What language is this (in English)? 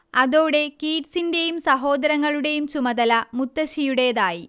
Malayalam